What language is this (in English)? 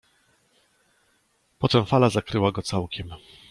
Polish